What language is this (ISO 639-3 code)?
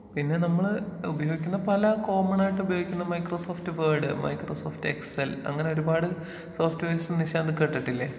mal